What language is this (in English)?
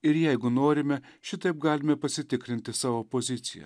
Lithuanian